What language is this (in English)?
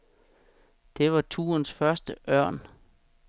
Danish